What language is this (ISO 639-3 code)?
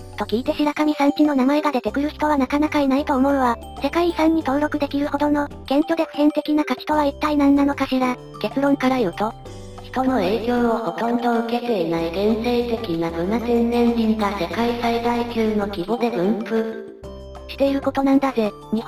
jpn